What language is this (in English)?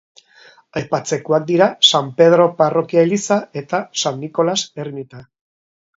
Basque